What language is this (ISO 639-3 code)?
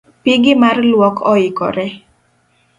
luo